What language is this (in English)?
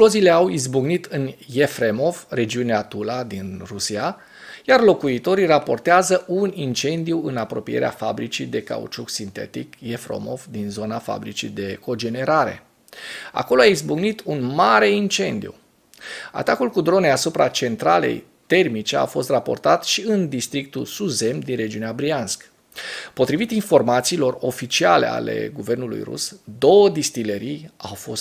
Romanian